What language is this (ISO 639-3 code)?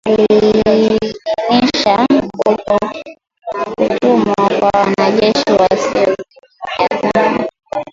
swa